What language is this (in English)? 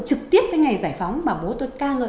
Vietnamese